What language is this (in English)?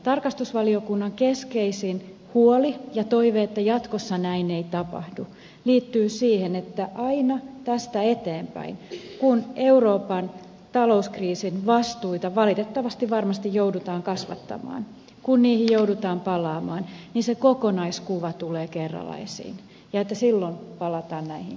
Finnish